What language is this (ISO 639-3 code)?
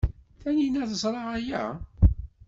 kab